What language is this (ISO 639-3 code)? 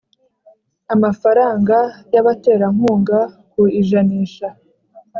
kin